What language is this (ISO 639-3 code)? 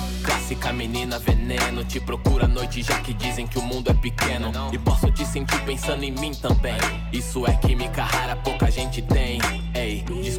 por